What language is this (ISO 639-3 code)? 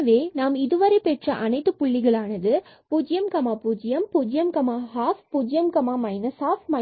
tam